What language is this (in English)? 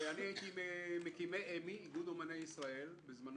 Hebrew